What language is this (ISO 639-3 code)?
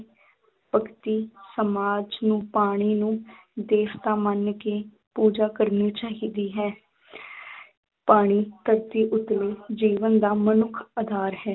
pan